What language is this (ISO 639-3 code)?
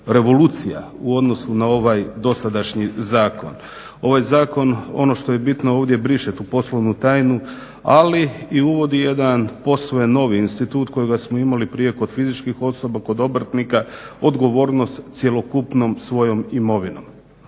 hrv